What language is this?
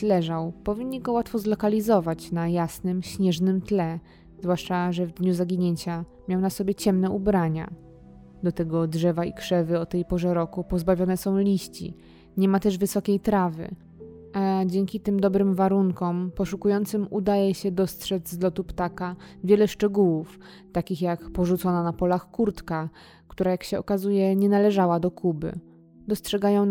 Polish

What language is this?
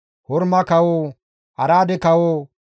Gamo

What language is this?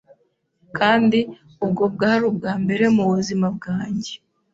Kinyarwanda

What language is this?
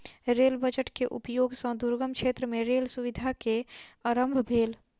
Maithili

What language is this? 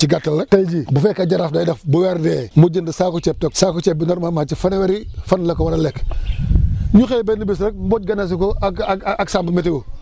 Wolof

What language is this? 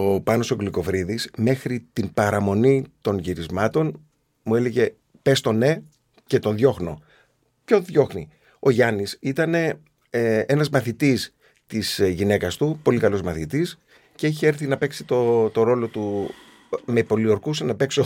Greek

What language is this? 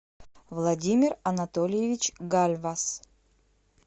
Russian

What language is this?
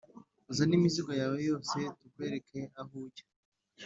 Kinyarwanda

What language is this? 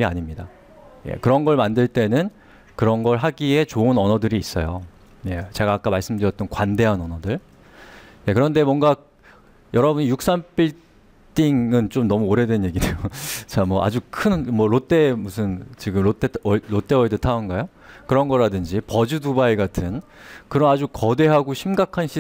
Korean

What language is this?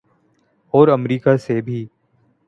Urdu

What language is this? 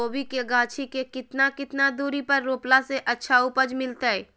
Magahi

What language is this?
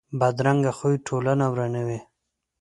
Pashto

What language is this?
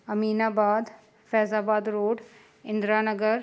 Sindhi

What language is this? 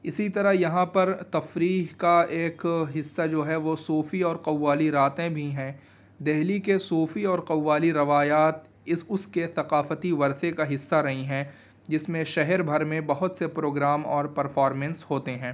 Urdu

